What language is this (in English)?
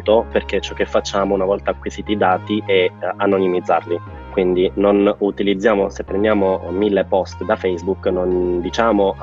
Italian